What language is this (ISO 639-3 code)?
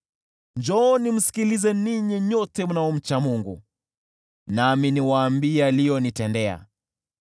swa